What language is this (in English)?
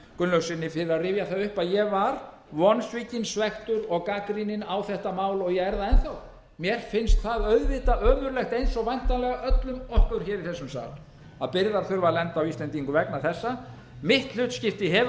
Icelandic